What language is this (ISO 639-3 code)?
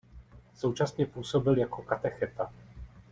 ces